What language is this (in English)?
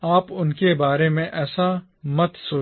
Hindi